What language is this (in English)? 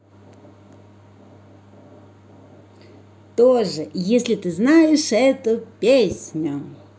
Russian